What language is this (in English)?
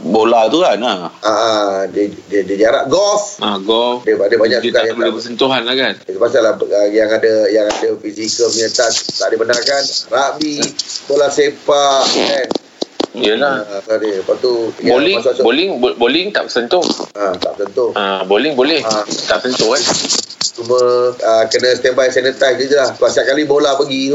Malay